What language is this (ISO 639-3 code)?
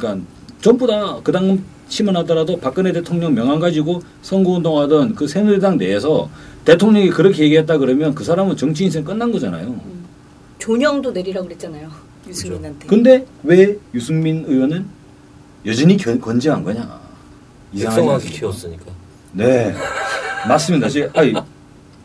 kor